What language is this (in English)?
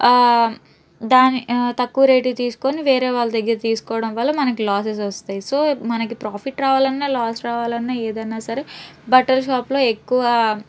Telugu